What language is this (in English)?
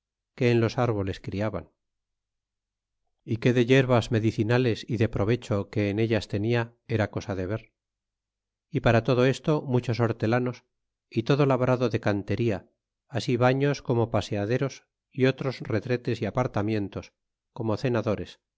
Spanish